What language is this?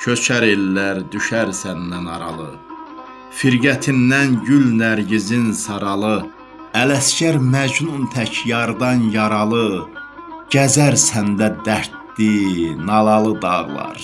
Turkish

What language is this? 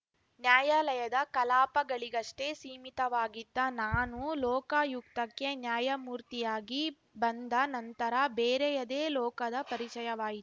Kannada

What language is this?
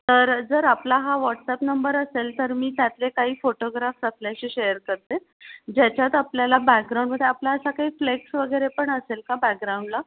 Marathi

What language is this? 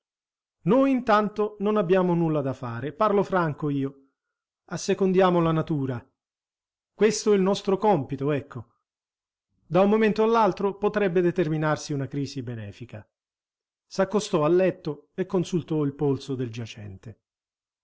Italian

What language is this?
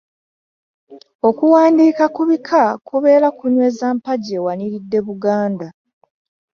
Ganda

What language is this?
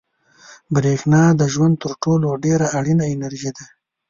Pashto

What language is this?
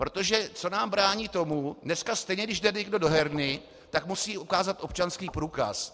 Czech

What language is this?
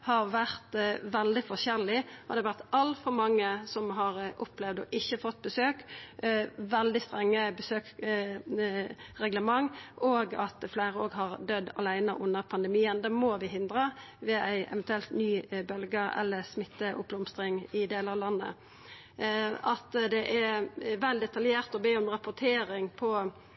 Norwegian Nynorsk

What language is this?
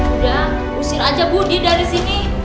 Indonesian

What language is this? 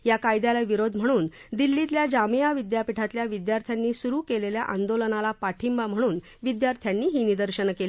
Marathi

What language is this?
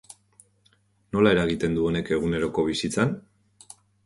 Basque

